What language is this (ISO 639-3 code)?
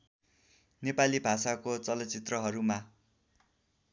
nep